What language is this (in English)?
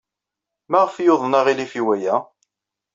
Kabyle